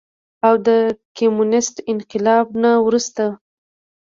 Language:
Pashto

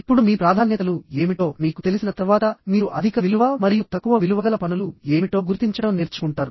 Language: Telugu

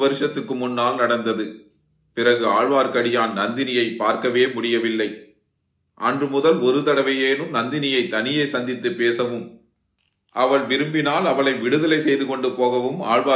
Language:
Tamil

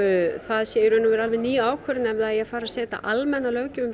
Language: Icelandic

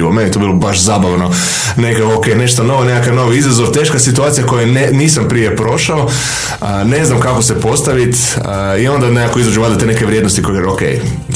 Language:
Croatian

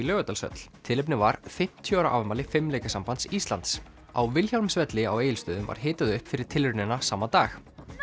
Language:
Icelandic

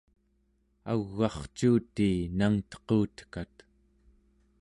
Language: Central Yupik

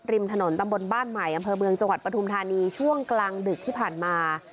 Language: Thai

